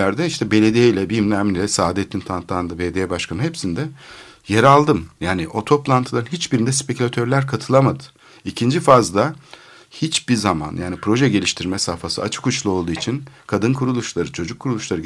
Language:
Turkish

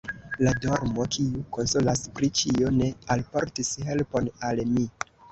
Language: Esperanto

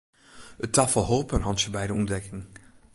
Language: Western Frisian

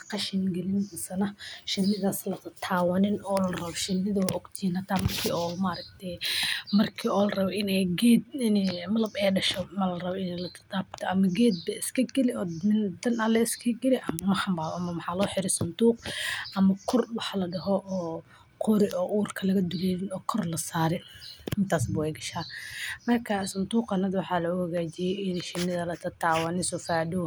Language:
Somali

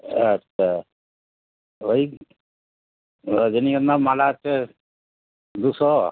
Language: Bangla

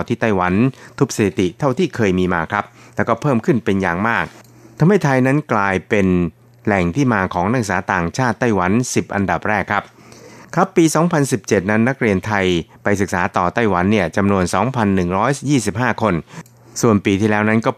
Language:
Thai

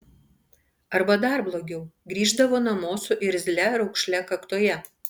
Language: Lithuanian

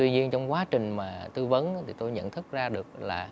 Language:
Vietnamese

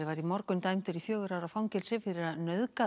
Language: Icelandic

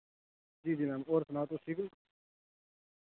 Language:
Dogri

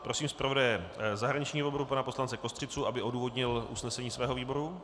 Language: Czech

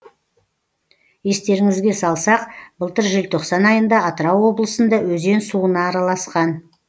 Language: Kazakh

